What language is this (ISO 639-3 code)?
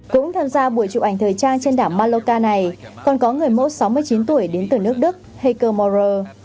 vie